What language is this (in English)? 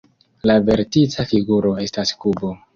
Esperanto